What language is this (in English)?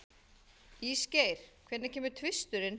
Icelandic